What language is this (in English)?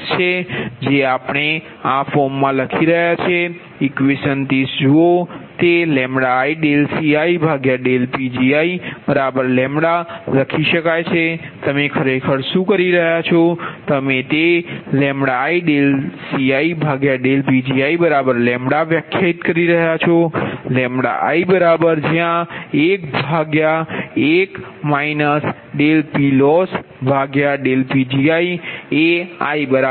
Gujarati